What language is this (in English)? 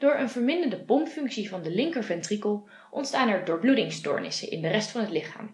Dutch